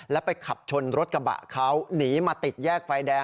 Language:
Thai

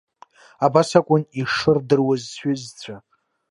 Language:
Abkhazian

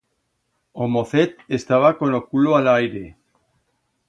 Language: Aragonese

